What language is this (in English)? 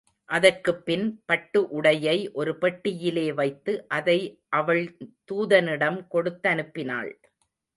Tamil